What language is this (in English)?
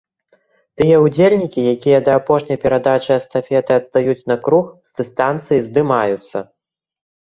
Belarusian